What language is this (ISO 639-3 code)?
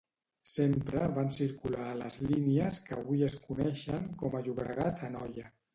cat